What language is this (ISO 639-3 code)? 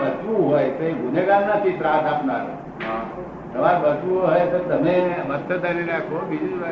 guj